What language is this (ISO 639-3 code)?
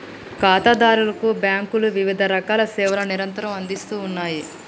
tel